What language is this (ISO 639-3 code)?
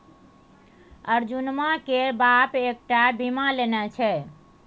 mai